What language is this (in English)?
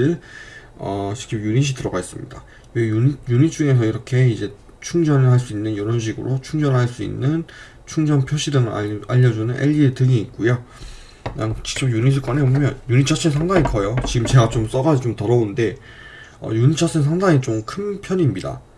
Korean